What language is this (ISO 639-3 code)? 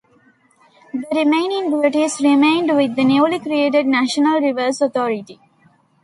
eng